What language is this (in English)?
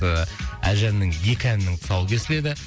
Kazakh